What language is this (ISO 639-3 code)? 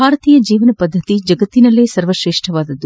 kan